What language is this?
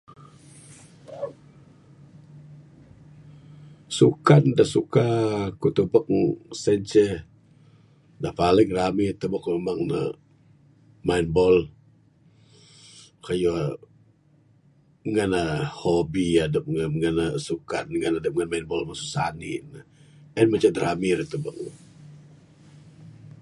Bukar-Sadung Bidayuh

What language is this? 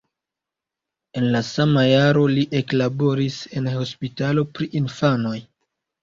Esperanto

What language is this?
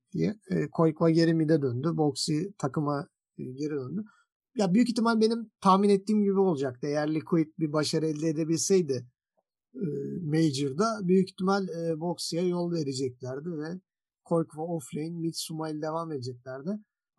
Turkish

